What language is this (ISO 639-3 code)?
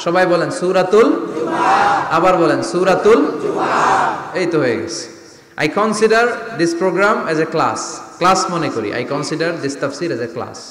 ara